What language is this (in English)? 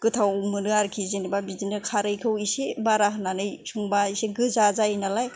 Bodo